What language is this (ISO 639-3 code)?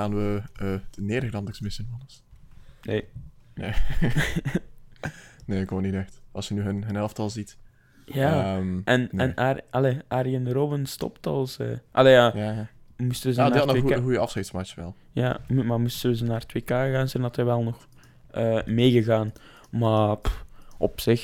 nld